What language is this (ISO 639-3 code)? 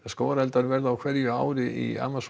isl